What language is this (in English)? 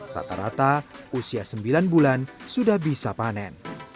Indonesian